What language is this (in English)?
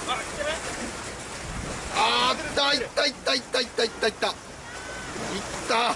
Japanese